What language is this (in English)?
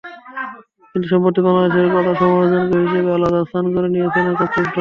Bangla